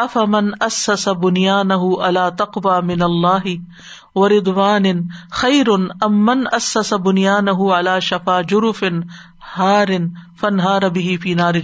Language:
Urdu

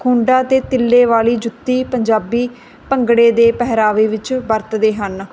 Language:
Punjabi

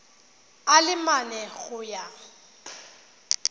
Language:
Tswana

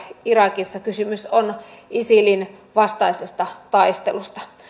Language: Finnish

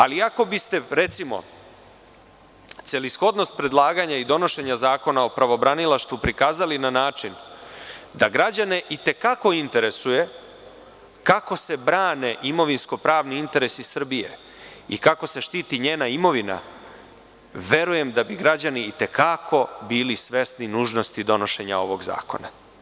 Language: Serbian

